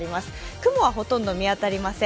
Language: Japanese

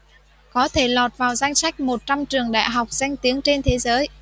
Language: Vietnamese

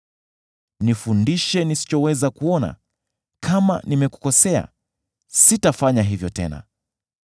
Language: Swahili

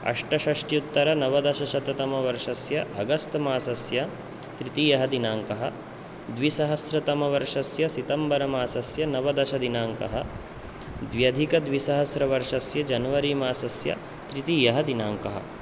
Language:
Sanskrit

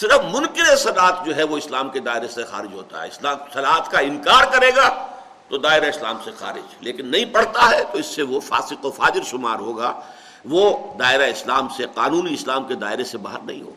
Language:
Urdu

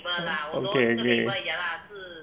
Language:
English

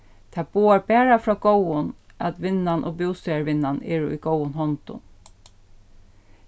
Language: Faroese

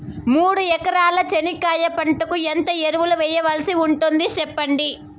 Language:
Telugu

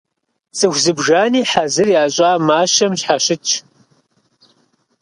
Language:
Kabardian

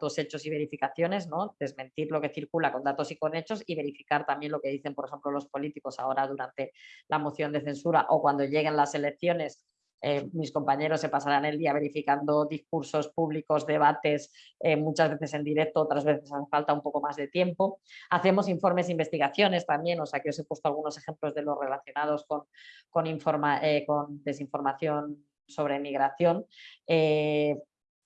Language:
Spanish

